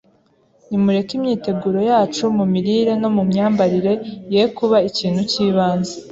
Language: Kinyarwanda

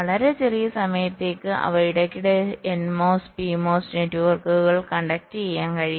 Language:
Malayalam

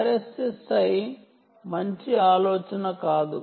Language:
Telugu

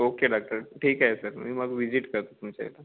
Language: Marathi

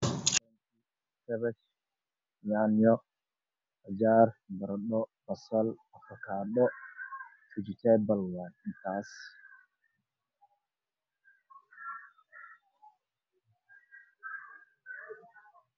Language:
Somali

